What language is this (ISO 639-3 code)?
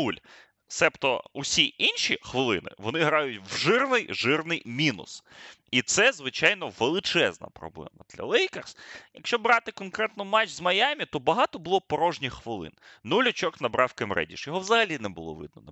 ukr